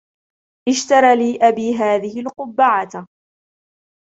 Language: Arabic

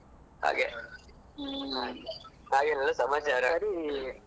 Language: Kannada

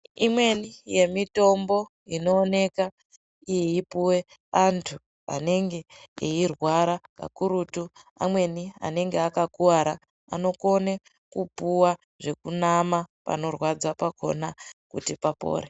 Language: Ndau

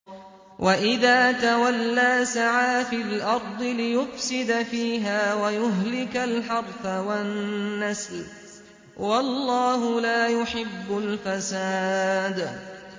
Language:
Arabic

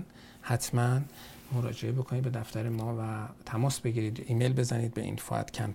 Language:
Persian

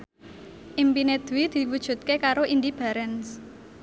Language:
Javanese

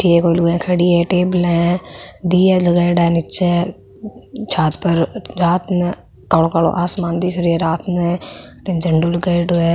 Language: Marwari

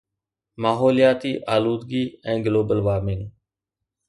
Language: Sindhi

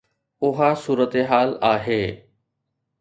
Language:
Sindhi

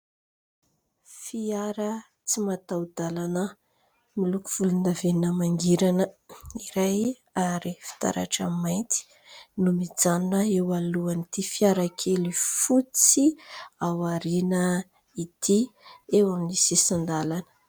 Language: Malagasy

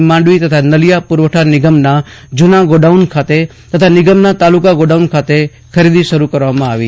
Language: Gujarati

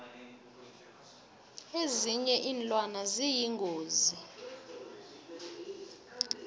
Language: South Ndebele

